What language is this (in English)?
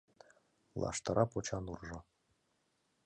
Mari